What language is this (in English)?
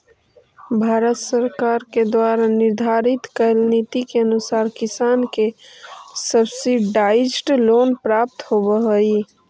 Magahi